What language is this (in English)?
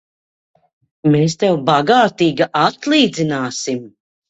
Latvian